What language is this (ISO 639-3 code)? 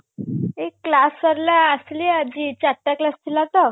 ori